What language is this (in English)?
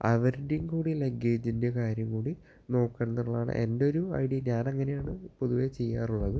Malayalam